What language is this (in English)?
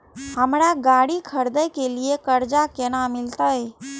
Maithili